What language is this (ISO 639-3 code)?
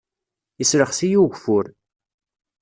kab